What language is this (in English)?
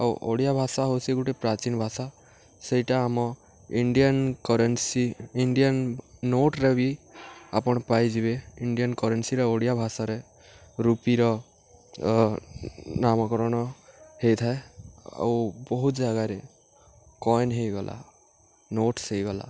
Odia